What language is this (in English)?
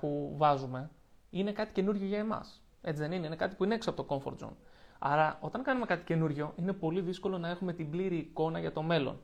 Greek